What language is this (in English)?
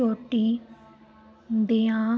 Punjabi